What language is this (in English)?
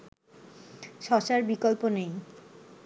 Bangla